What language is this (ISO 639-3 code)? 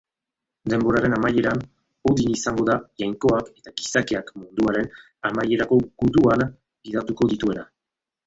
eus